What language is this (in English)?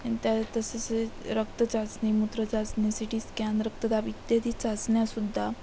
Marathi